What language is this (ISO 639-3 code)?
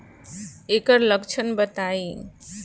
bho